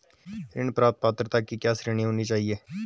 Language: Hindi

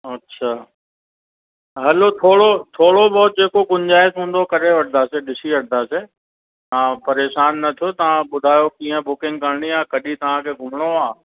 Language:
Sindhi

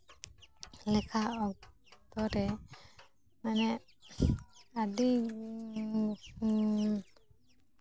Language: Santali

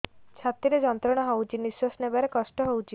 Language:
Odia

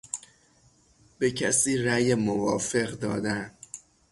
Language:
Persian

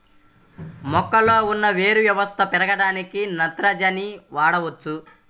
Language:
Telugu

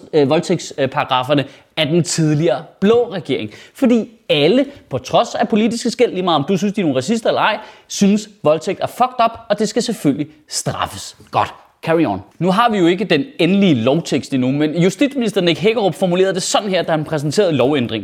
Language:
Danish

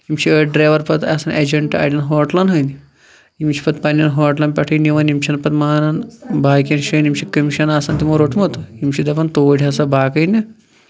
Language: Kashmiri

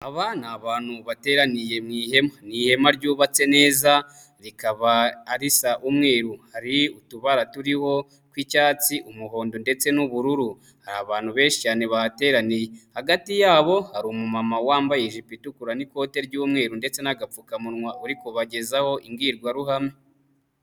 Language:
Kinyarwanda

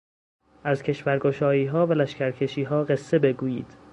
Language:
Persian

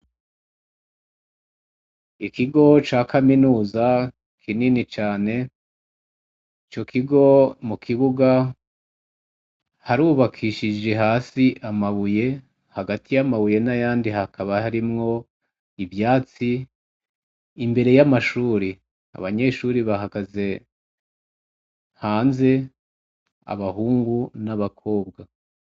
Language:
Rundi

